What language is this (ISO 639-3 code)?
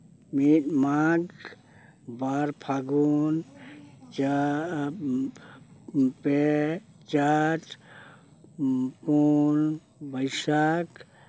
sat